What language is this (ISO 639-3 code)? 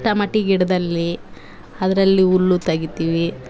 kan